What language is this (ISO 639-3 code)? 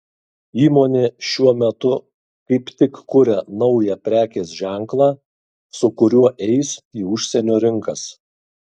lit